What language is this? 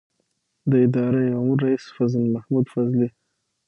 Pashto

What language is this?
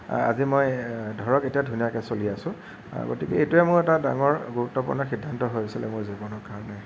Assamese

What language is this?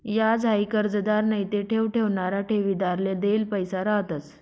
Marathi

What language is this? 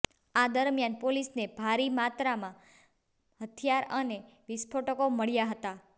Gujarati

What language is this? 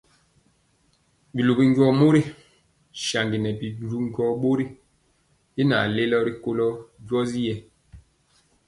Mpiemo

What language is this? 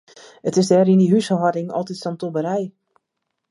Western Frisian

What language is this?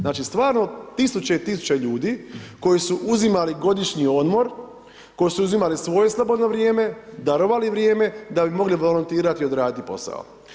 Croatian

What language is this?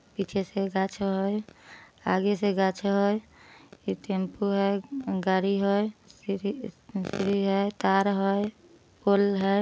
Magahi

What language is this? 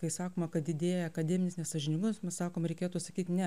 Lithuanian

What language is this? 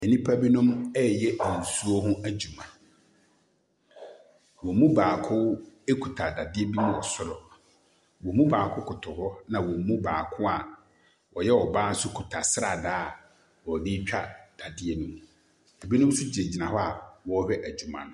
Akan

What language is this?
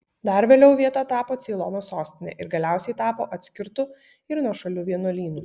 Lithuanian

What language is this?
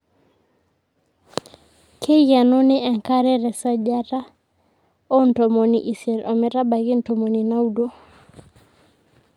Masai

